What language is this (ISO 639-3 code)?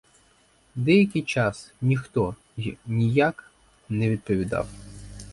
ukr